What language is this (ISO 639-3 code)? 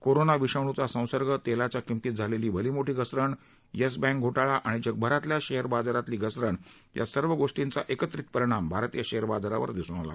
mar